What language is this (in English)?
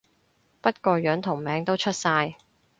Cantonese